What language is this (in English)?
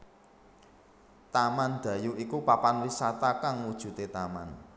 Javanese